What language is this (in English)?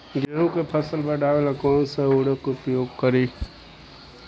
Bhojpuri